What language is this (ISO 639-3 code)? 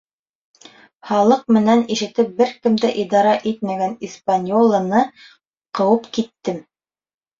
bak